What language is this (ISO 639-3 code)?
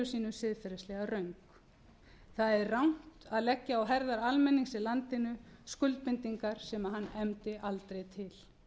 isl